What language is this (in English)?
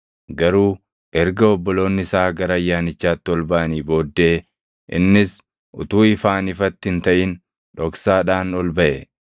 Oromo